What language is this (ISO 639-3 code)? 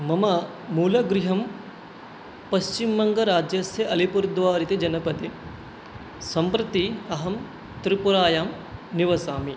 san